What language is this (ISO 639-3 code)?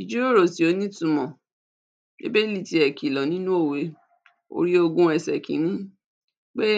yor